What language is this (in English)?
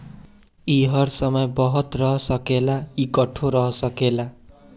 Bhojpuri